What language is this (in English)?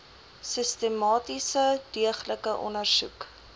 Afrikaans